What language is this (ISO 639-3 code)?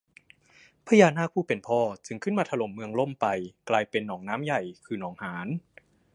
tha